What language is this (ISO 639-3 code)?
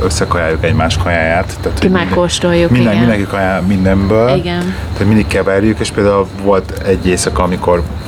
hun